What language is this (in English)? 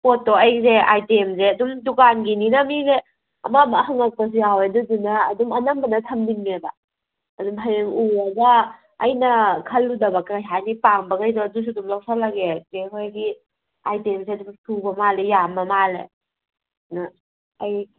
Manipuri